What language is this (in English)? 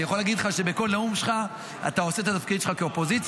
Hebrew